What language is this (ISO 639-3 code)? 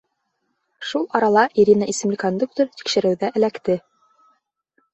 bak